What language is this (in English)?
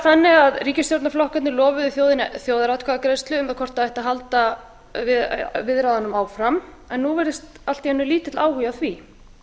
Icelandic